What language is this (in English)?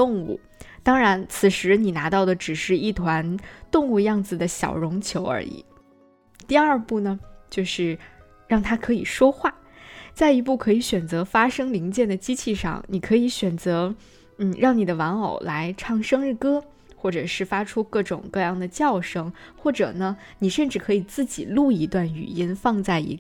Chinese